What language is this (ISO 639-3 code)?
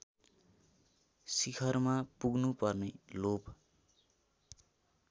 nep